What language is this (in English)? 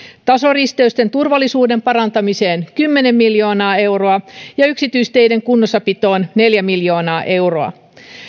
Finnish